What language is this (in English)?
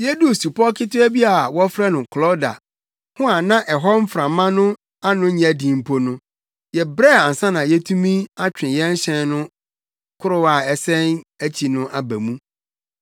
Akan